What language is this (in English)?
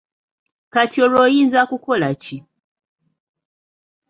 Ganda